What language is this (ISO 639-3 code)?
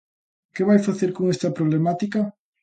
glg